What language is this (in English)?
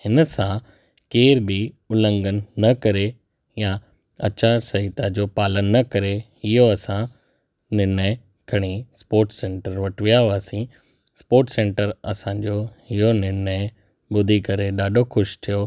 Sindhi